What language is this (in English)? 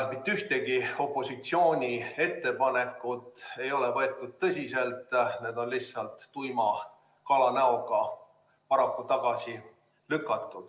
Estonian